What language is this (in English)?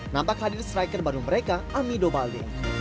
Indonesian